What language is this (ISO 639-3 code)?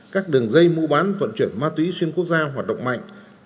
vie